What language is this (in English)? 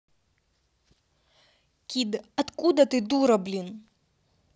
Russian